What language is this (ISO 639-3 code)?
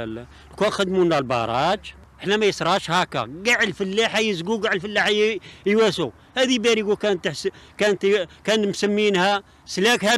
ara